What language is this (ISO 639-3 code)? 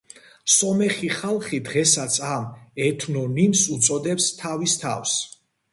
kat